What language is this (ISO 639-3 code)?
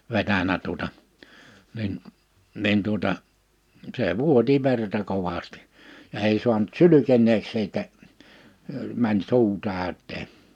fin